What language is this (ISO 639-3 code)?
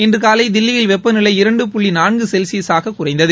tam